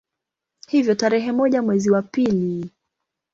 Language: Swahili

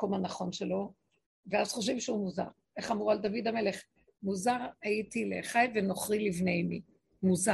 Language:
Hebrew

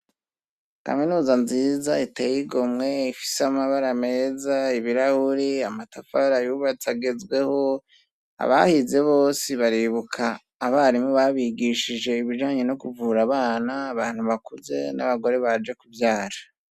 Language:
Rundi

